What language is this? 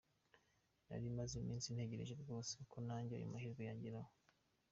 Kinyarwanda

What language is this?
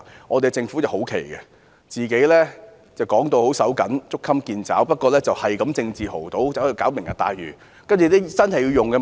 Cantonese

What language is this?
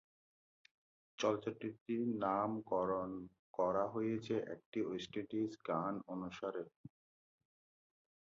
Bangla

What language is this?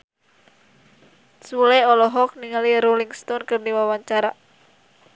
Sundanese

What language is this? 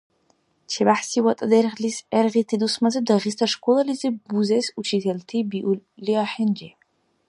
Dargwa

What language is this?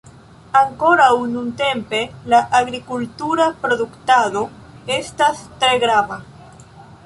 Esperanto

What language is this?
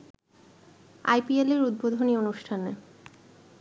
Bangla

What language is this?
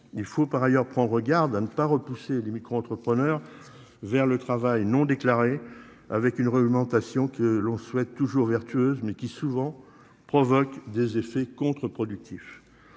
French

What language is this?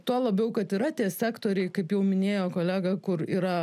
Lithuanian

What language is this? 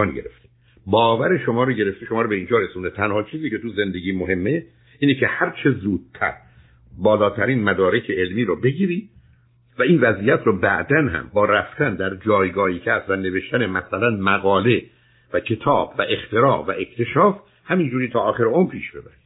Persian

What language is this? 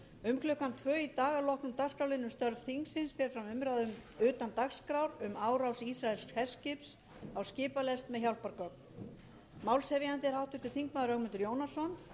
Icelandic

